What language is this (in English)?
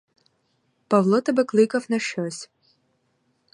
Ukrainian